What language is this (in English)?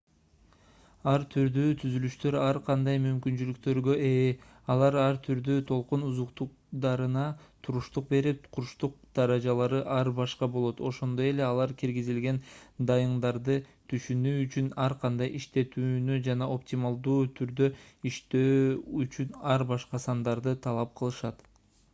Kyrgyz